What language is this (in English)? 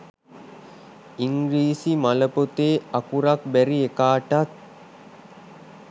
Sinhala